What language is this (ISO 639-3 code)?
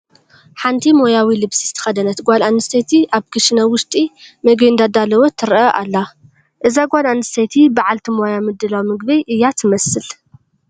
tir